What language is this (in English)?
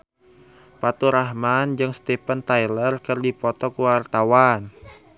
Sundanese